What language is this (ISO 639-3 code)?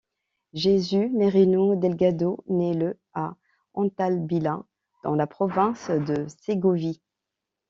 fra